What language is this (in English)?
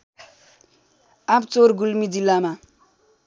Nepali